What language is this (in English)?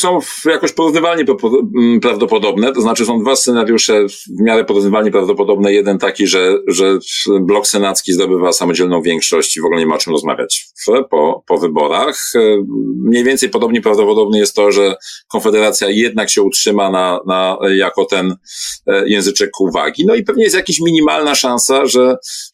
Polish